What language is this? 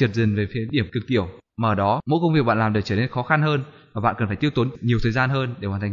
Vietnamese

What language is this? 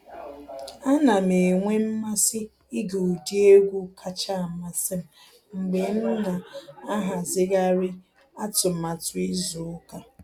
Igbo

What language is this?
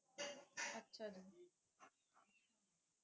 Punjabi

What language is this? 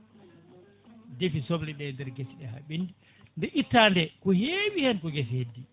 Fula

